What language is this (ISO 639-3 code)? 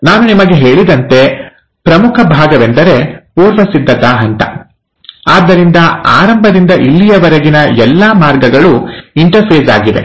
kan